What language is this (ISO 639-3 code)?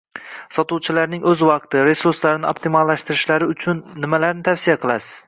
uzb